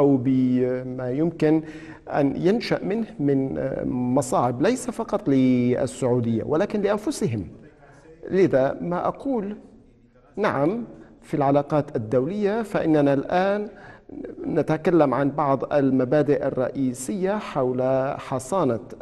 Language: Arabic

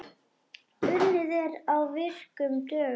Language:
Icelandic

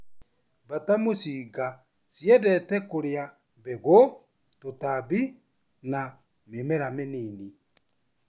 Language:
Kikuyu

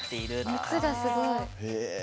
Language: Japanese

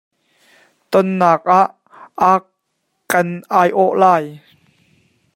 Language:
Hakha Chin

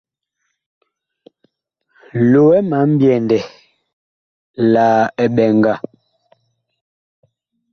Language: Bakoko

